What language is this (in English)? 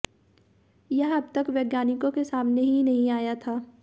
Hindi